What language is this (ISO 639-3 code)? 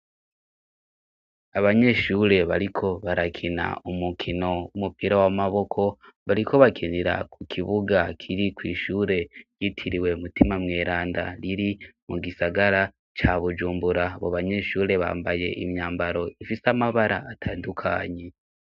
run